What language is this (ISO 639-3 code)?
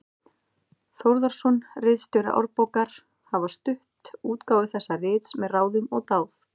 isl